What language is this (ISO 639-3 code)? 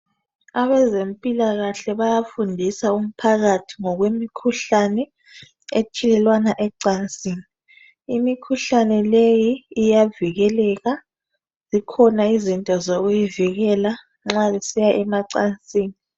nde